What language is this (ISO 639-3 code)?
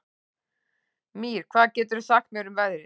isl